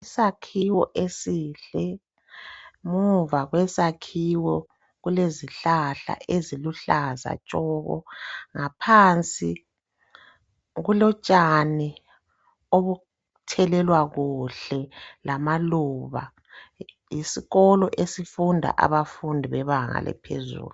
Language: North Ndebele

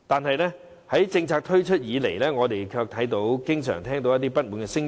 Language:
Cantonese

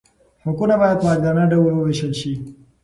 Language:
Pashto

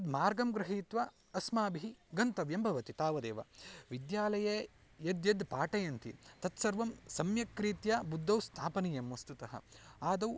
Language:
Sanskrit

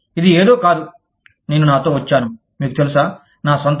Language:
Telugu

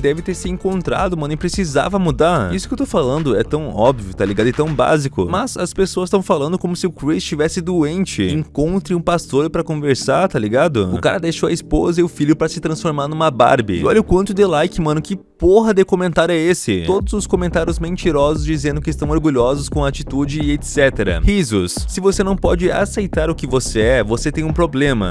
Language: Portuguese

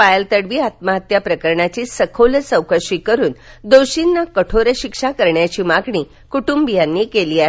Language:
Marathi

